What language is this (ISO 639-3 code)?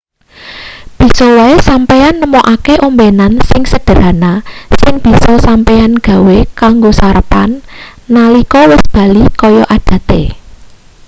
jav